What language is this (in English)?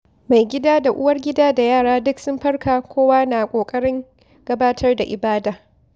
Hausa